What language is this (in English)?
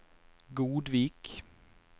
Norwegian